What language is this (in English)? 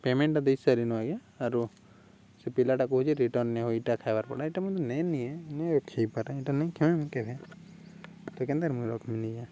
Odia